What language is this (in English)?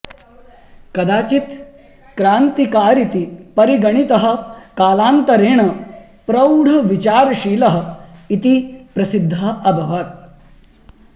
Sanskrit